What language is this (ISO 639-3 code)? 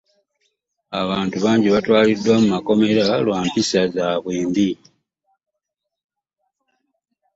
lug